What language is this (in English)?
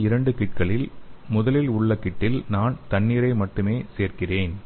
Tamil